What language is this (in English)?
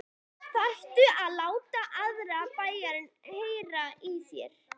Icelandic